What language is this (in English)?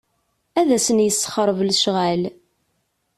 Kabyle